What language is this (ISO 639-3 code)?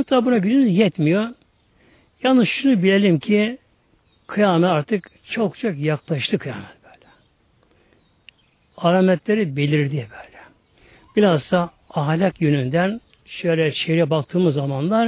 tur